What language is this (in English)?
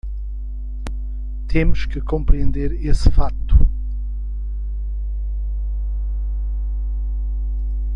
Portuguese